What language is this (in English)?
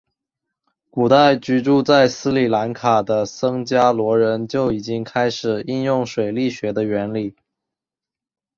Chinese